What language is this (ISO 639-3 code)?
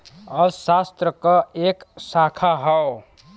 bho